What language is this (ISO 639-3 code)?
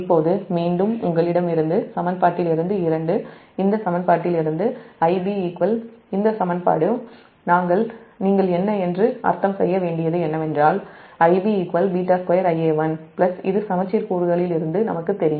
tam